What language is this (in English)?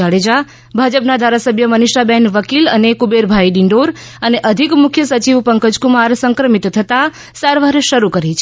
Gujarati